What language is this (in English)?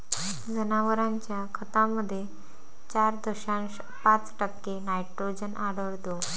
Marathi